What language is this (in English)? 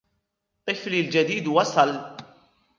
Arabic